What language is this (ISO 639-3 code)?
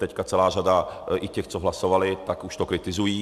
ces